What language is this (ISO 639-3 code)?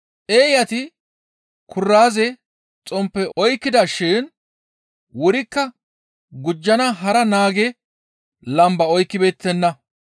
gmv